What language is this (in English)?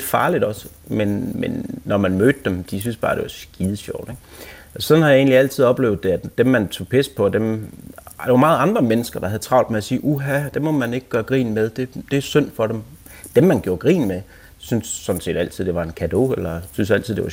Danish